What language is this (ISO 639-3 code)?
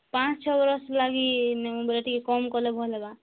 ori